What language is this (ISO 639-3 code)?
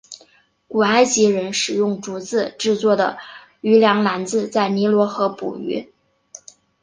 zho